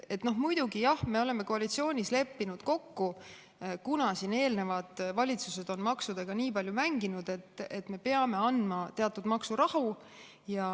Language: Estonian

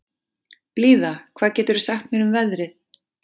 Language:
Icelandic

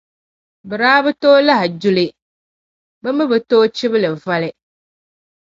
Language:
Dagbani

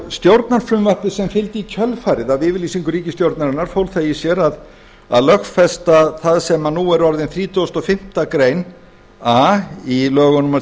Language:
Icelandic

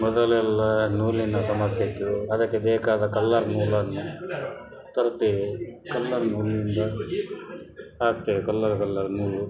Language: Kannada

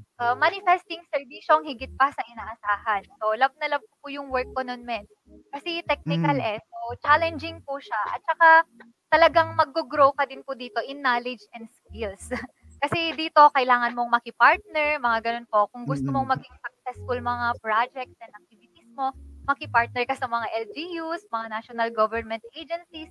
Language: Filipino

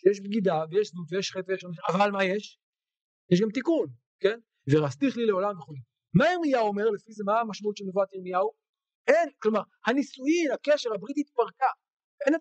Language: Hebrew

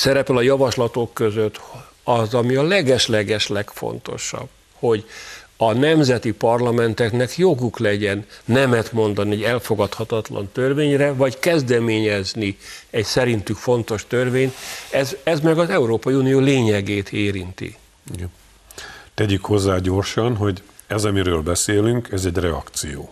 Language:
Hungarian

